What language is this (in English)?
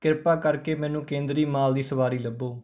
Punjabi